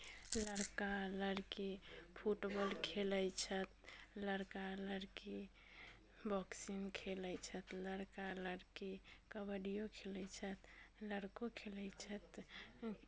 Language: Maithili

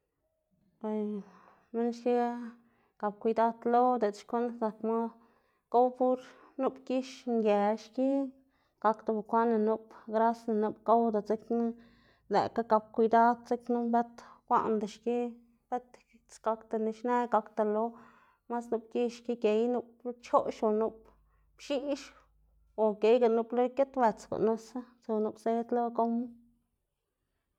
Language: Xanaguía Zapotec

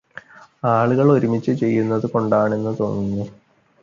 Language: Malayalam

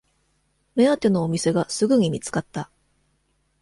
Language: Japanese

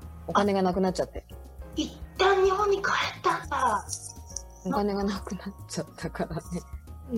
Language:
Japanese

